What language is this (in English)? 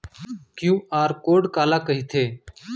Chhattisgarhi